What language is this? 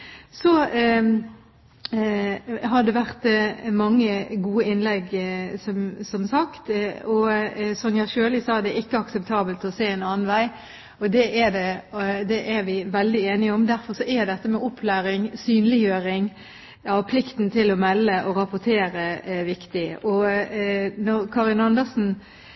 Norwegian Bokmål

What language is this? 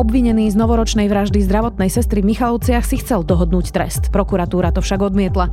Slovak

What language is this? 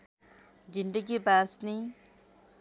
Nepali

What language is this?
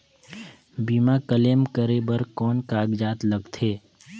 Chhattisgarhi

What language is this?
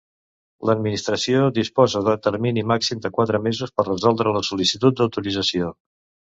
Catalan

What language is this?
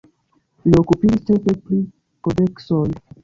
Esperanto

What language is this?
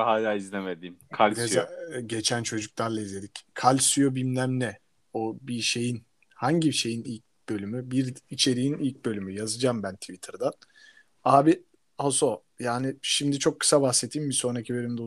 Turkish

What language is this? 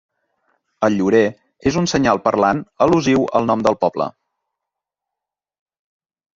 Catalan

